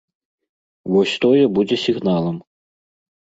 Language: Belarusian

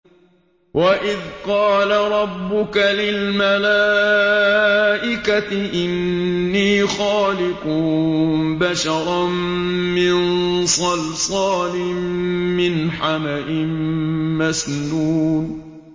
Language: Arabic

